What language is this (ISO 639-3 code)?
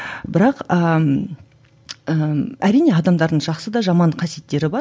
kaz